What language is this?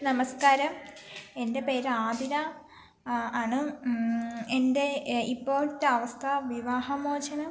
Malayalam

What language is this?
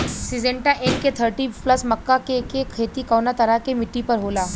Bhojpuri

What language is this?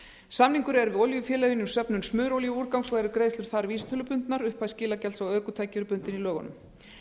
Icelandic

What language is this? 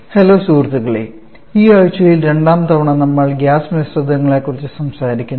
Malayalam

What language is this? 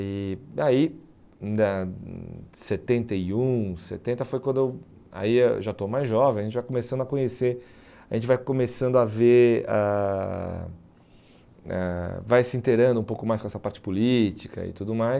Portuguese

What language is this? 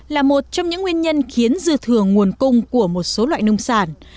Vietnamese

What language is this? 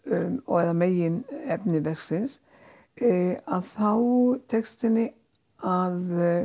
Icelandic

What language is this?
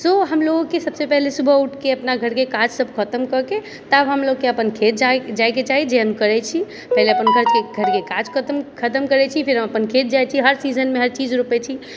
Maithili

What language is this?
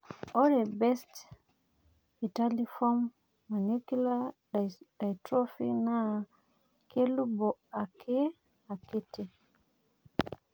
Masai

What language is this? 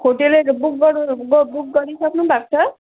Nepali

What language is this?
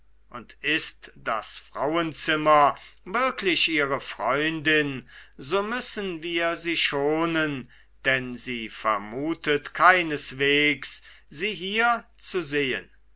German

